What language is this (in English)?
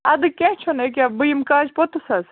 Kashmiri